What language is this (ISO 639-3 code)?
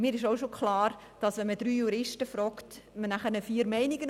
gsw